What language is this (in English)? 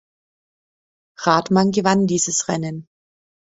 German